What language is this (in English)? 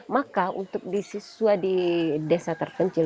Indonesian